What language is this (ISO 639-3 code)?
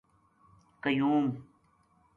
gju